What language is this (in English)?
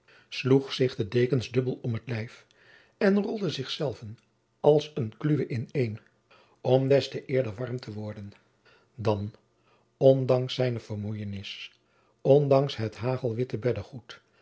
Dutch